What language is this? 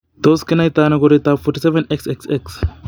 Kalenjin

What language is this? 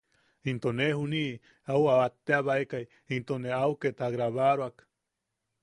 Yaqui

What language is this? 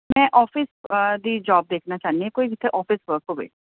Punjabi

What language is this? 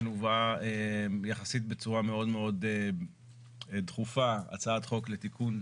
Hebrew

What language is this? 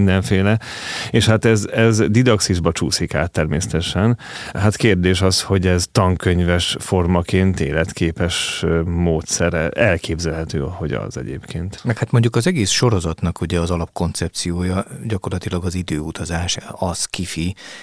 Hungarian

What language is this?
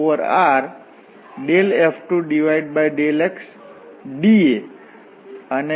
Gujarati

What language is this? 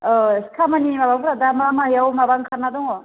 Bodo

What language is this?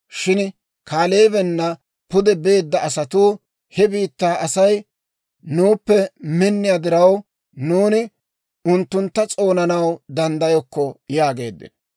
Dawro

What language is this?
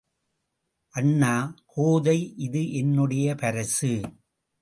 Tamil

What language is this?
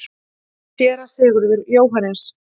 Icelandic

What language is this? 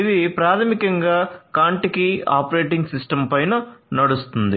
Telugu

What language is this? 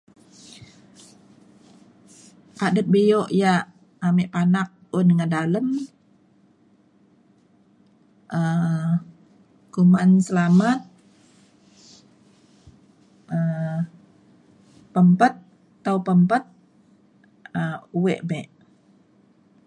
Mainstream Kenyah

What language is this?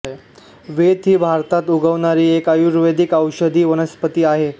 Marathi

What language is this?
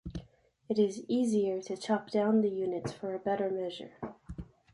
English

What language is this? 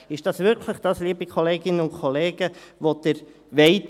Swiss German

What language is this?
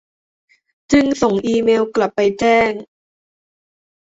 Thai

